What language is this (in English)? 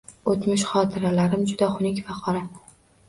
Uzbek